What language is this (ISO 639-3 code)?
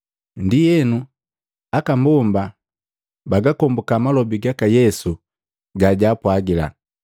mgv